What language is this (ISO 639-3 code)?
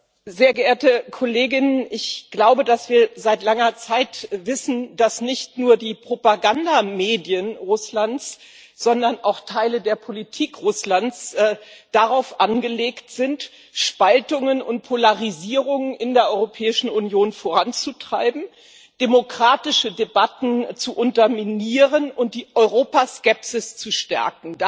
deu